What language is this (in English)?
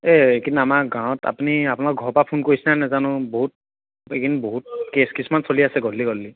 Assamese